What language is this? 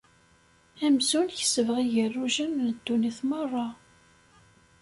Kabyle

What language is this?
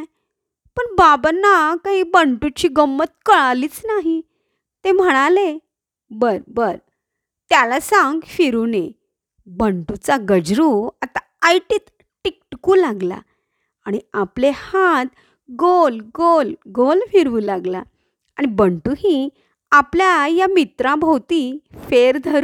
Marathi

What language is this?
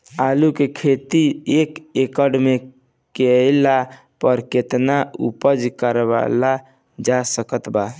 Bhojpuri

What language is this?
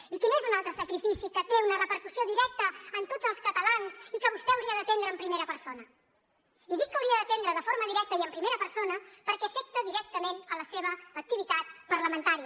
Catalan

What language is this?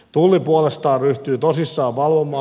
Finnish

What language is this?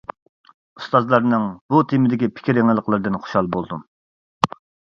Uyghur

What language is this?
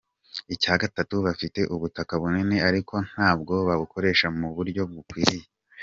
Kinyarwanda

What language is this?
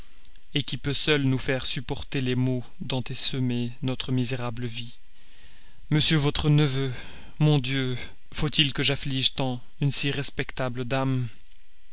French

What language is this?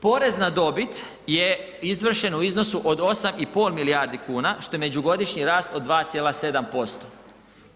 Croatian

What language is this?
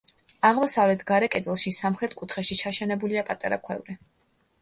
Georgian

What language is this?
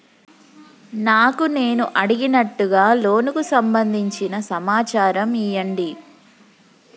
Telugu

